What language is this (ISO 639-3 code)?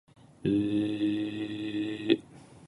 jpn